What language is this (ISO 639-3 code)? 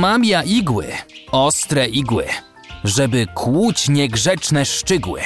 pol